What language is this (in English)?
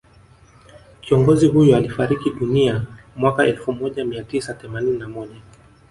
Swahili